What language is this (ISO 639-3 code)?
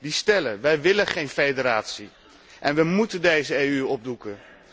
nld